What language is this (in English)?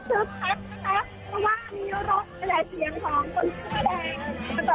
Thai